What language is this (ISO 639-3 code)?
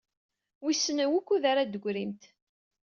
kab